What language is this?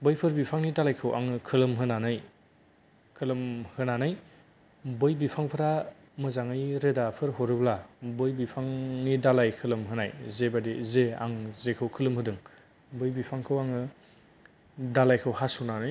Bodo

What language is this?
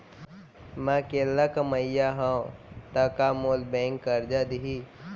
Chhattisgarhi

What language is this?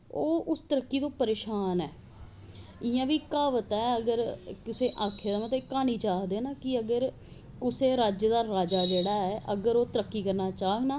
Dogri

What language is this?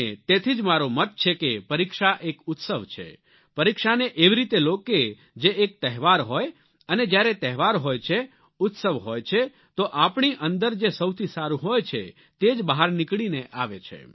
Gujarati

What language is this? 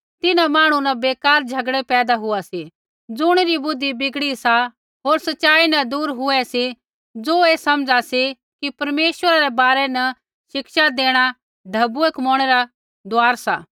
Kullu Pahari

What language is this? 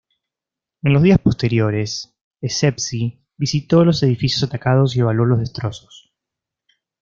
Spanish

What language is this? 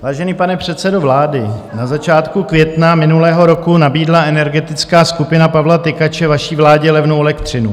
Czech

